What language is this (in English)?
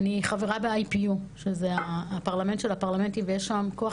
Hebrew